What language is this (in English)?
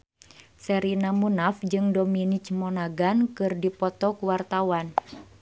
Sundanese